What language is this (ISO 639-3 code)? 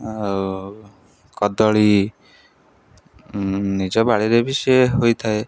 ori